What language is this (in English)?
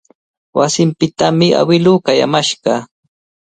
Cajatambo North Lima Quechua